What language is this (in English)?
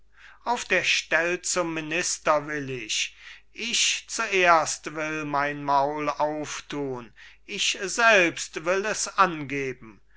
German